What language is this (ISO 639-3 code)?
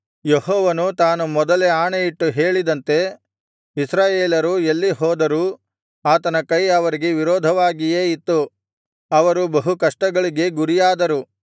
kan